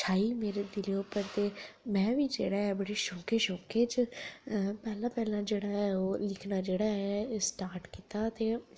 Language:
Dogri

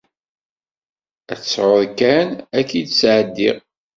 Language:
Kabyle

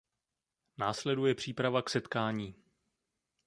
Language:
Czech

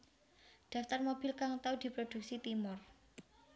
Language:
Javanese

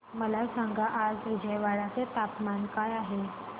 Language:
Marathi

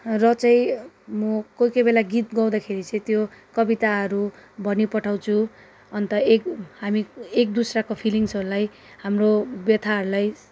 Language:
Nepali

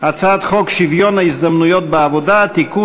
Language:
Hebrew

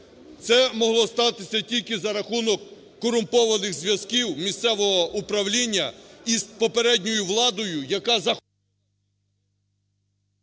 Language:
Ukrainian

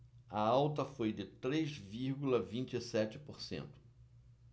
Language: Portuguese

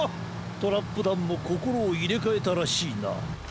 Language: Japanese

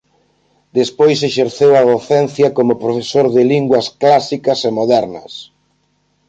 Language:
Galician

